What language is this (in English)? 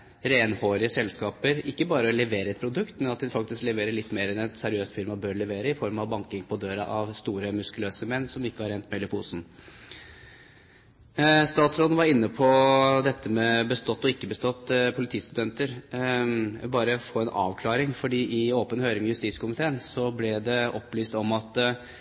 Norwegian Bokmål